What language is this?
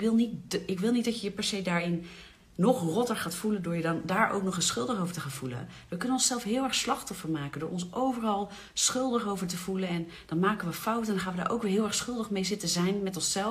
Dutch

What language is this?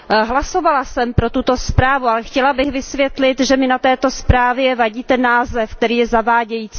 Czech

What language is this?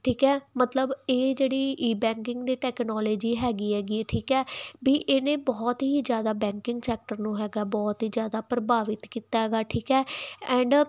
Punjabi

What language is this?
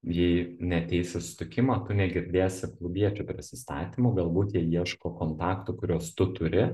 Lithuanian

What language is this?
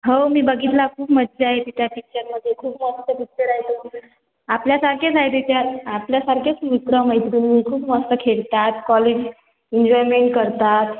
Marathi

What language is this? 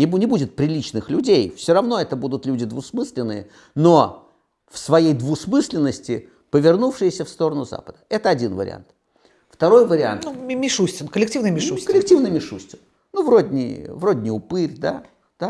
Russian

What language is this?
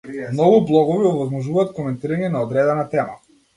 Macedonian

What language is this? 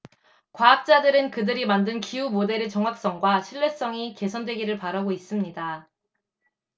Korean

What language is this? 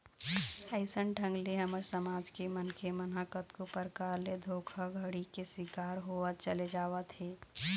Chhattisgarhi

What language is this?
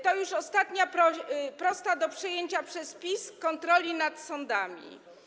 Polish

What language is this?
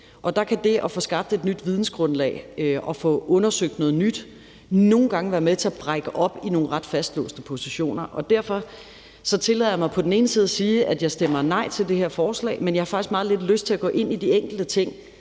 Danish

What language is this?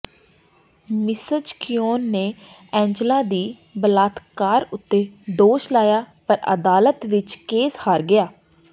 Punjabi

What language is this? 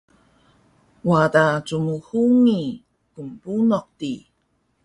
Taroko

